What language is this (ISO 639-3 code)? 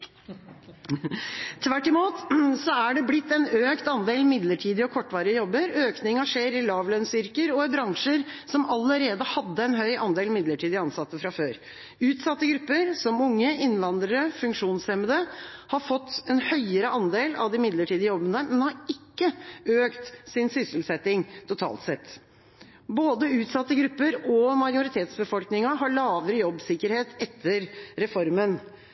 nob